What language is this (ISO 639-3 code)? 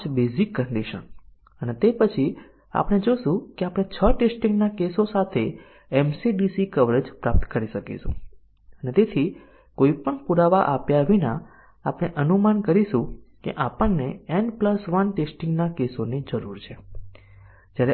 guj